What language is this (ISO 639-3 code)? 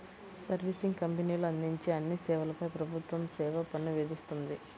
tel